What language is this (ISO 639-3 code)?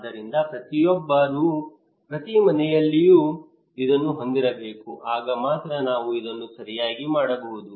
kan